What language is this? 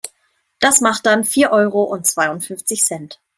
German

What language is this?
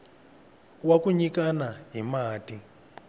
Tsonga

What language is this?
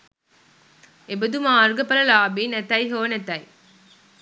Sinhala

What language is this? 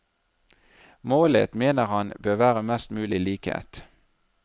Norwegian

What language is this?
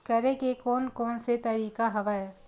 Chhattisgarhi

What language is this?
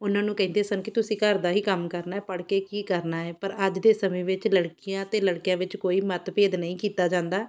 Punjabi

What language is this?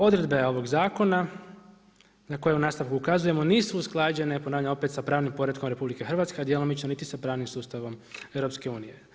Croatian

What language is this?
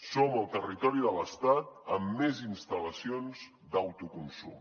Catalan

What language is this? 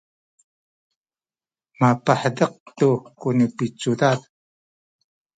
Sakizaya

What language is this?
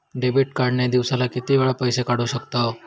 Marathi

